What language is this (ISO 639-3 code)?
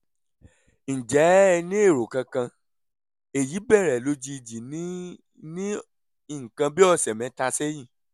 yor